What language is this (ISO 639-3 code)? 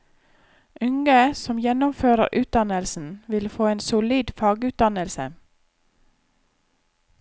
nor